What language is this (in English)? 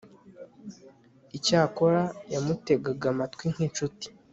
Kinyarwanda